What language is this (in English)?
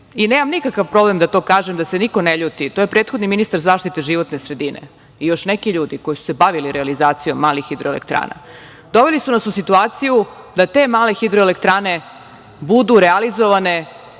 Serbian